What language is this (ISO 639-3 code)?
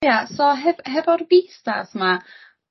cym